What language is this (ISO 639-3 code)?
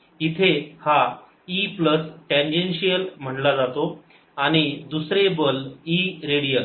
mar